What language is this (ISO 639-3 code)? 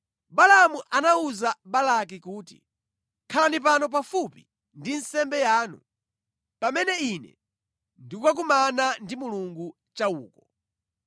nya